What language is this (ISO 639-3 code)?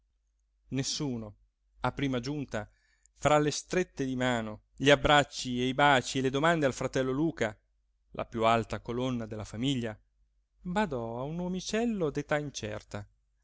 ita